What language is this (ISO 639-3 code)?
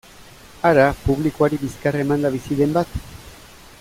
eus